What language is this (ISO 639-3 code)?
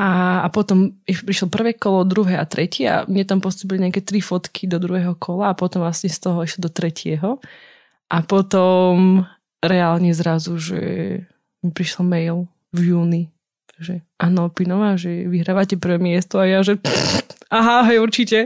slk